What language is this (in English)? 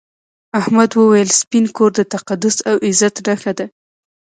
Pashto